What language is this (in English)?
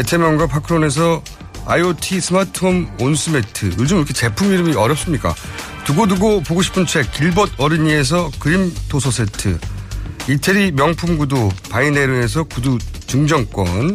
Korean